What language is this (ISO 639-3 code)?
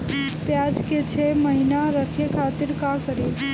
bho